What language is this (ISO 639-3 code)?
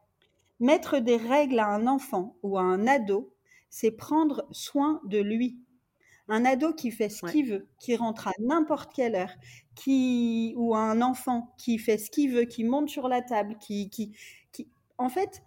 fra